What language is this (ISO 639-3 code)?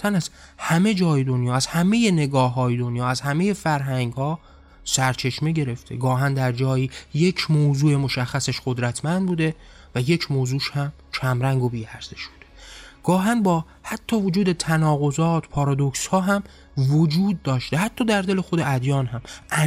fas